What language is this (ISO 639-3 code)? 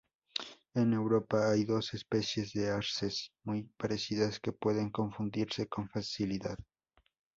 spa